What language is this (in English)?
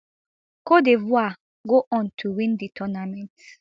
Nigerian Pidgin